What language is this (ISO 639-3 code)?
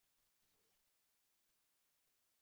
kab